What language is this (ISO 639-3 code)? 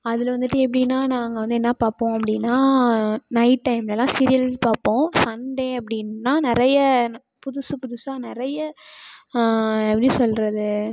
tam